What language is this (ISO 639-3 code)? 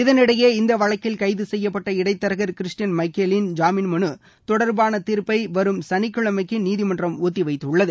tam